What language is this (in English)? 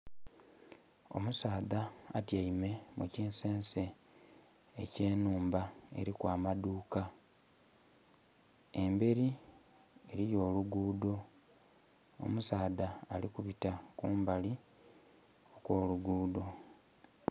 Soga